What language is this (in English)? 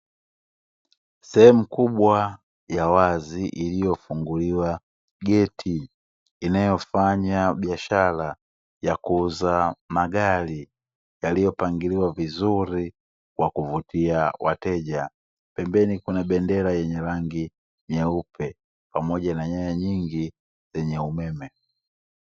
Swahili